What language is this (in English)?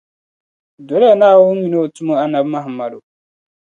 Dagbani